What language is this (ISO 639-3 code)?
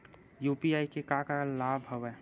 hne